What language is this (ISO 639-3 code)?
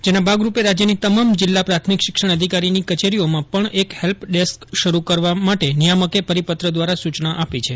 guj